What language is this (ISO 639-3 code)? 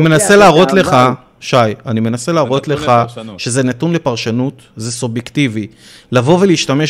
heb